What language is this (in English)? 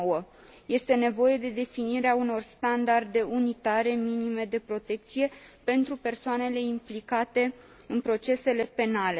Romanian